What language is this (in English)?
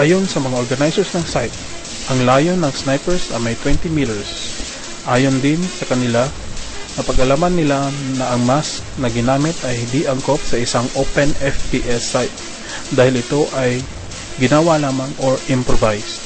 Filipino